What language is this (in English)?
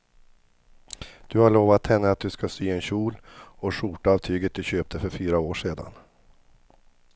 Swedish